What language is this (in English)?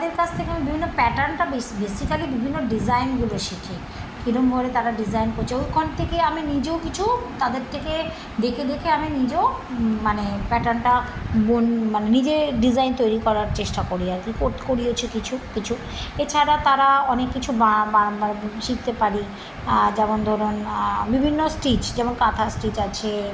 Bangla